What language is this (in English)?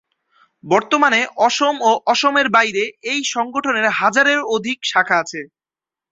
Bangla